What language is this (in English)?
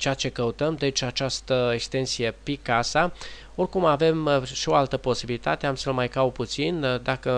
Romanian